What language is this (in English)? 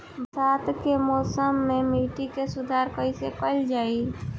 Bhojpuri